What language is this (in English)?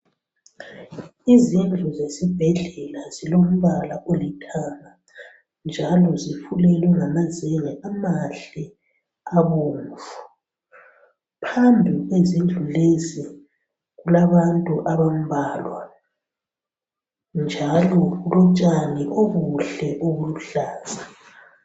North Ndebele